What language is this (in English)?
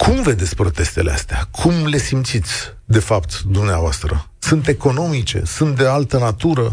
Romanian